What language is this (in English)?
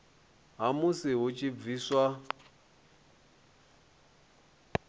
Venda